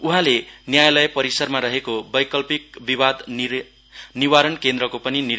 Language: Nepali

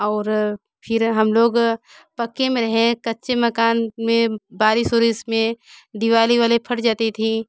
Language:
Hindi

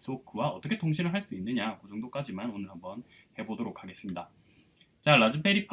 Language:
Korean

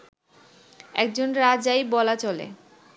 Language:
Bangla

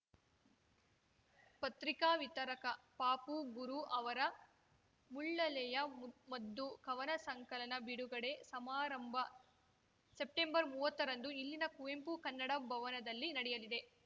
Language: Kannada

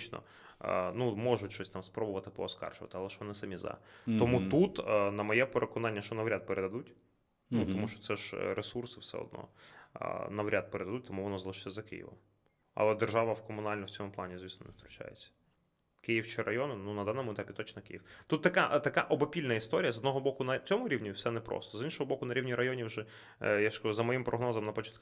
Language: Ukrainian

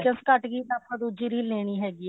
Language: Punjabi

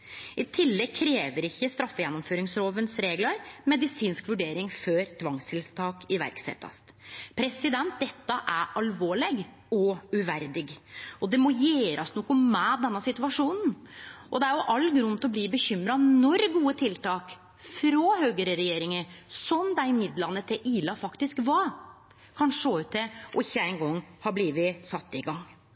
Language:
Norwegian Nynorsk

